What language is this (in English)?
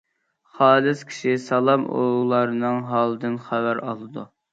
Uyghur